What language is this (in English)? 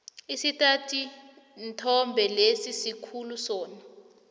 South Ndebele